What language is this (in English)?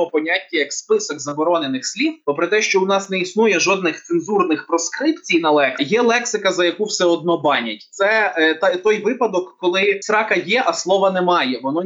Ukrainian